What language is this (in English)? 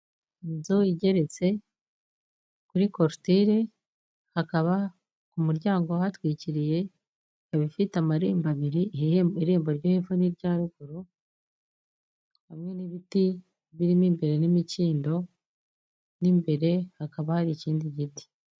Kinyarwanda